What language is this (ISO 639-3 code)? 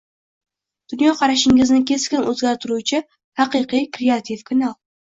uzb